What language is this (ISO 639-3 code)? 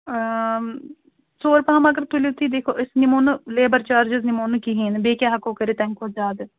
kas